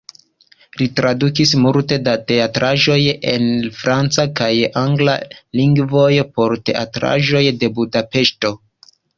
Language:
Esperanto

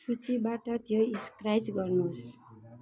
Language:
Nepali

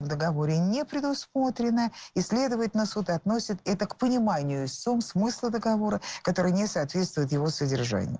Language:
Russian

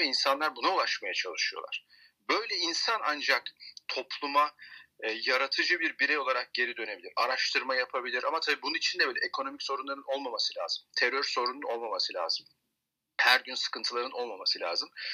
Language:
Turkish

